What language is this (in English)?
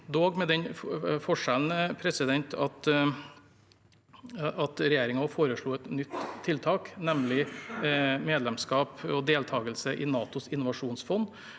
Norwegian